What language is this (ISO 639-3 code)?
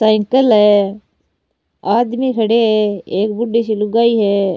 raj